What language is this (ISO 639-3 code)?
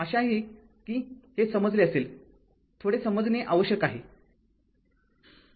mar